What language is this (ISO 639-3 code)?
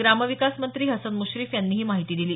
mar